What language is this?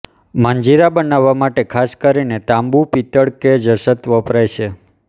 Gujarati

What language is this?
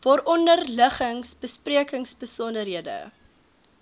Afrikaans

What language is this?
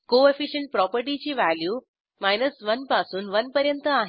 Marathi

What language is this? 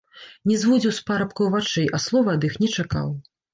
Belarusian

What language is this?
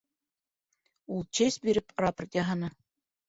Bashkir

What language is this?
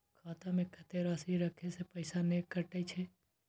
Maithili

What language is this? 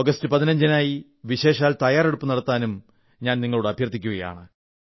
Malayalam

